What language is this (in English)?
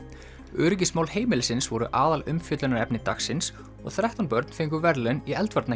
Icelandic